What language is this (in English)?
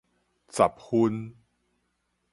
Min Nan Chinese